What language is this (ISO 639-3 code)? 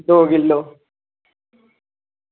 doi